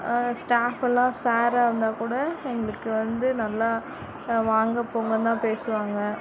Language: Tamil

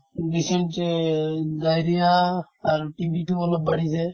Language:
Assamese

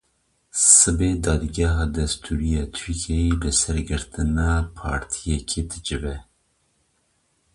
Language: Kurdish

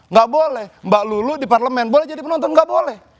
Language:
Indonesian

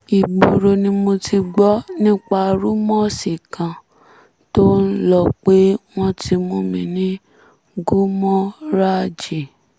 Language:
Yoruba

